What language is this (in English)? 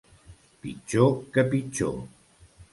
Catalan